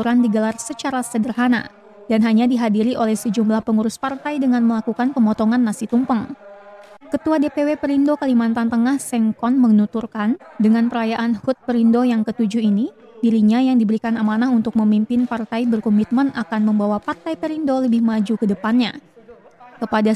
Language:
Indonesian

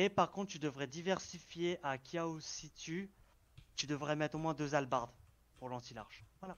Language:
French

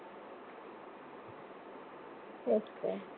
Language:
Marathi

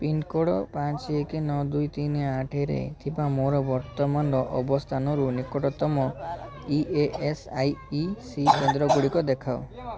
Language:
Odia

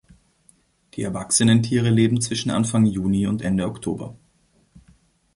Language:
German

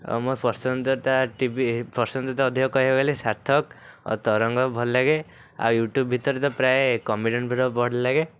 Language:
Odia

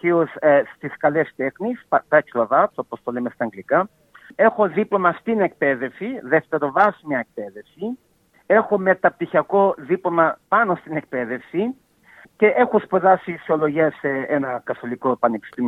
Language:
Greek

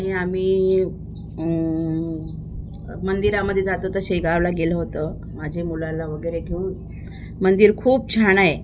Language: Marathi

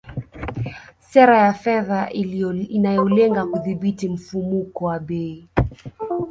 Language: Swahili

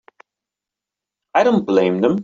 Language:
English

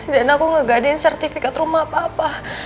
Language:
Indonesian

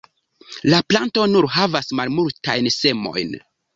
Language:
Esperanto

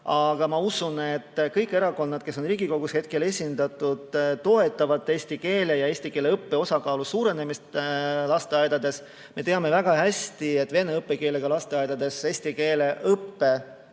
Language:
Estonian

